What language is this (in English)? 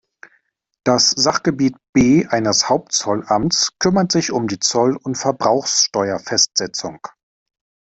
German